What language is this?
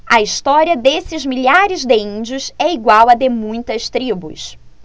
Portuguese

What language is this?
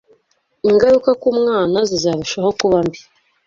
Kinyarwanda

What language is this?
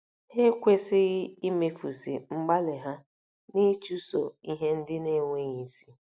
Igbo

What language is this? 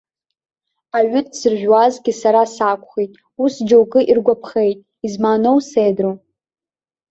Abkhazian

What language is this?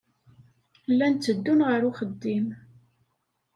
Kabyle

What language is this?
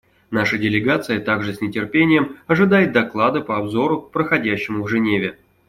Russian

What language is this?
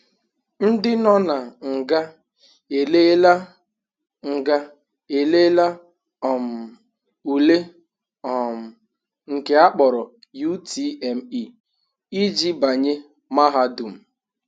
Igbo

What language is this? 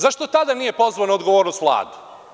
Serbian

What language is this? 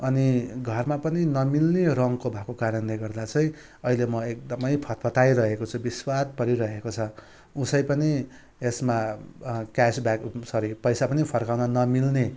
Nepali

